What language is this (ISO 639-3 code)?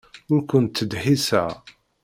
kab